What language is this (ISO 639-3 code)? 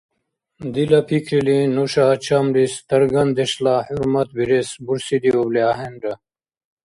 dar